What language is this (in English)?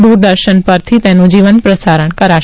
Gujarati